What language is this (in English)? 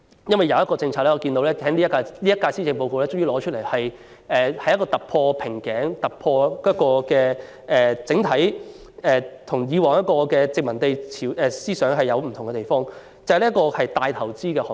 Cantonese